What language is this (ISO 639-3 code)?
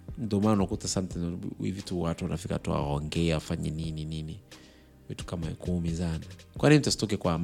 swa